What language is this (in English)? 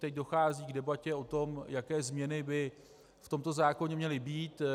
Czech